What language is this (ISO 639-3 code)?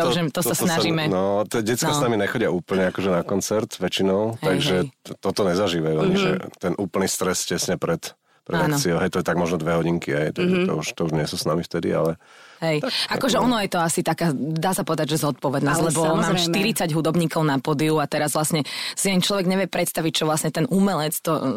slk